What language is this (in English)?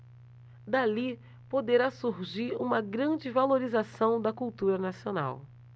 Portuguese